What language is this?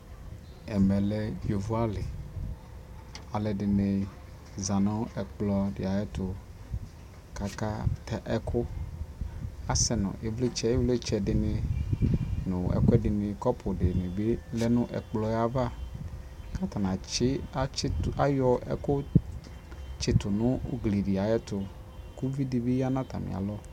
Ikposo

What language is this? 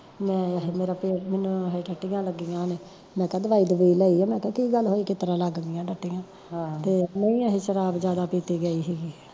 Punjabi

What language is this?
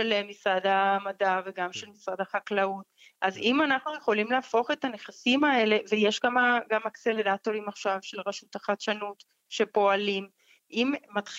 Hebrew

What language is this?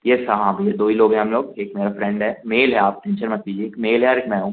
Hindi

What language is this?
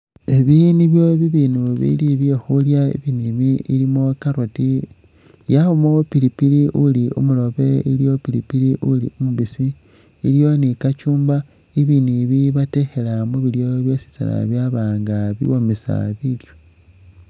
Masaaba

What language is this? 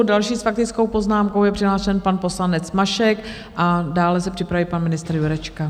Czech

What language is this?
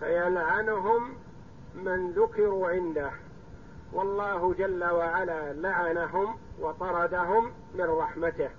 Arabic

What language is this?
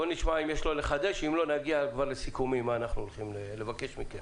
Hebrew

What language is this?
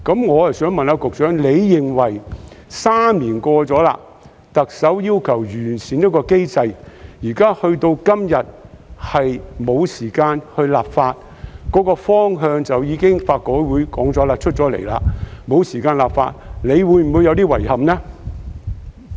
Cantonese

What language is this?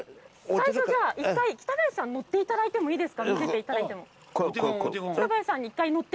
Japanese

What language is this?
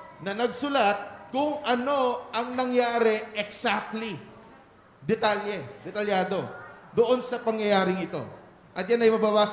Filipino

